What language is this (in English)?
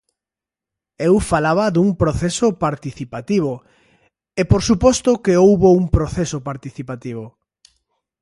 Galician